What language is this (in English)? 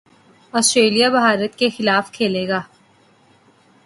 Urdu